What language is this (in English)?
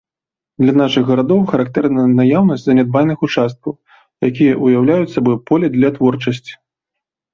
Belarusian